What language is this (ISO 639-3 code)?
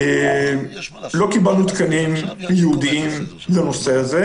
heb